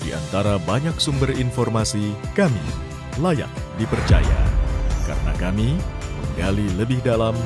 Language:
Indonesian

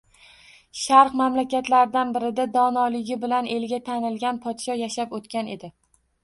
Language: Uzbek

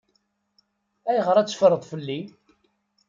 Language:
Kabyle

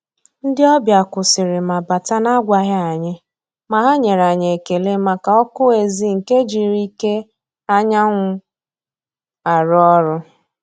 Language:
Igbo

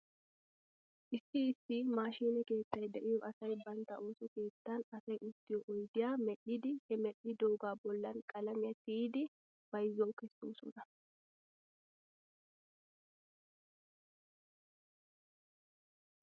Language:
Wolaytta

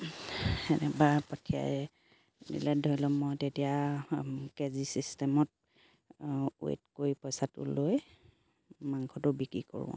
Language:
Assamese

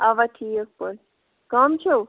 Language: Kashmiri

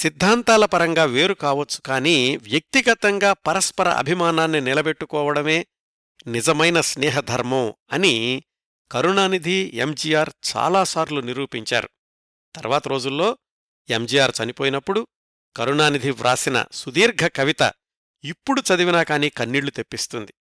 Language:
Telugu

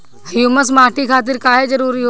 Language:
Bhojpuri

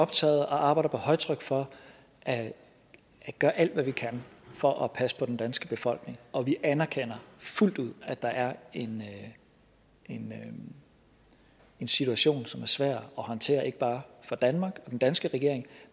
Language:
Danish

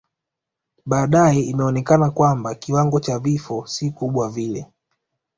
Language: Swahili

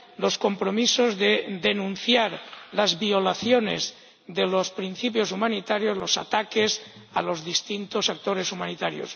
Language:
Spanish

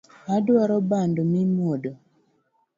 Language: Luo (Kenya and Tanzania)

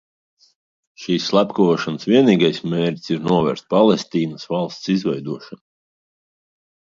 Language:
Latvian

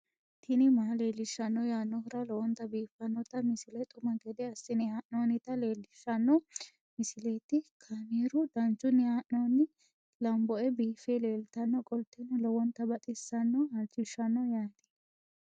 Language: Sidamo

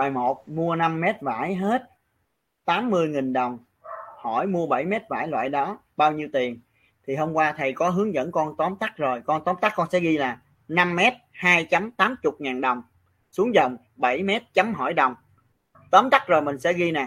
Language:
Vietnamese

